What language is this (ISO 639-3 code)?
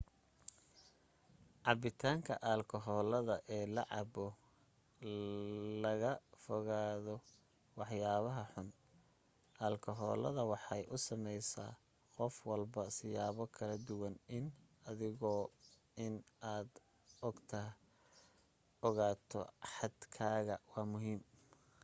som